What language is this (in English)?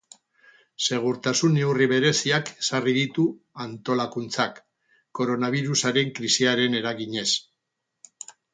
Basque